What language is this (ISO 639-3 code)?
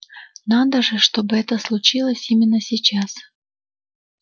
rus